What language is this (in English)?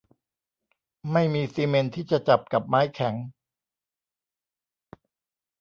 Thai